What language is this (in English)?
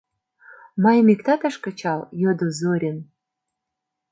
Mari